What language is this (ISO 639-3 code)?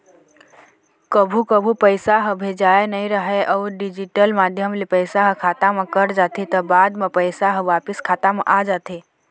hne